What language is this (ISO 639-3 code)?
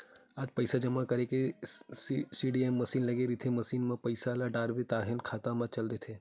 hne